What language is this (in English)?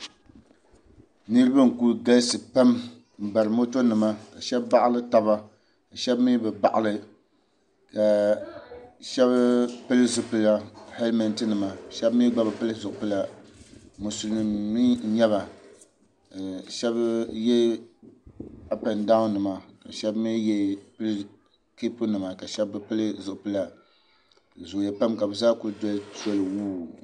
Dagbani